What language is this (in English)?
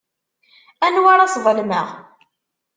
Kabyle